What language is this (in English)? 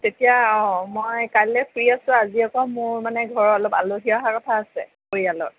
Assamese